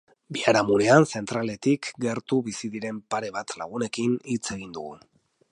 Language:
Basque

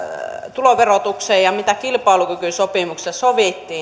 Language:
Finnish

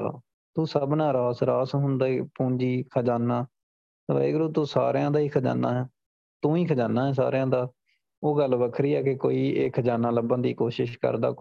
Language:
Punjabi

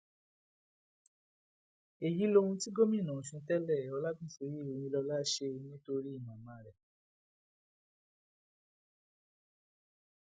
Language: Yoruba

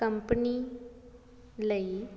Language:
Punjabi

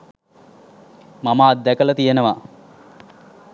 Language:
Sinhala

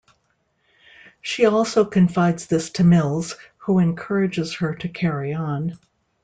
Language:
English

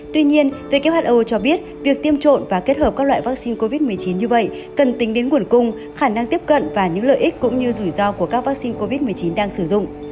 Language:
Vietnamese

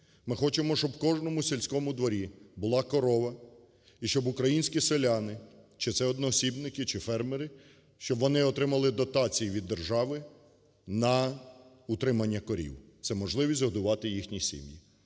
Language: Ukrainian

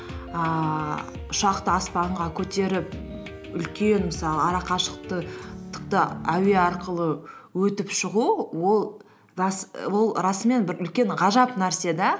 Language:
Kazakh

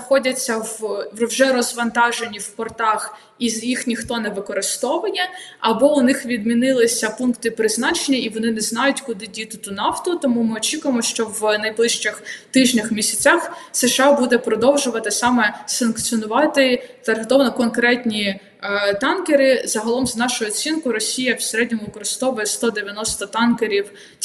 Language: Ukrainian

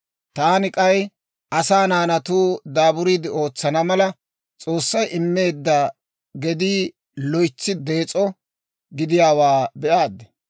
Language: Dawro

